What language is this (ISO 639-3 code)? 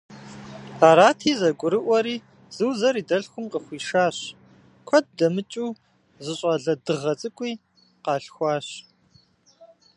kbd